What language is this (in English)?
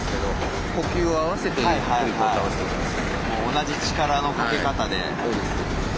Japanese